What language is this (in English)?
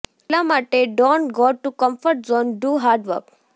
Gujarati